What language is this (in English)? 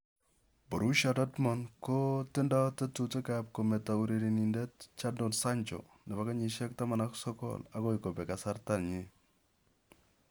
Kalenjin